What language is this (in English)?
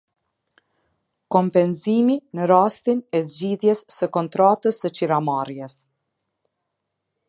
Albanian